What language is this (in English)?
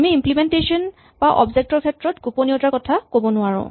Assamese